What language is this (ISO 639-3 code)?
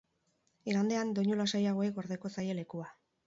eus